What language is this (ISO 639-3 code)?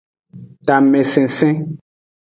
ajg